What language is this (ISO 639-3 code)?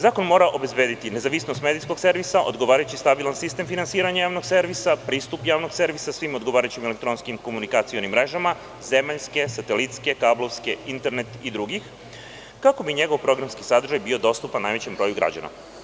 srp